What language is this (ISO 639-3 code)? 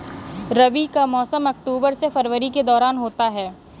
hin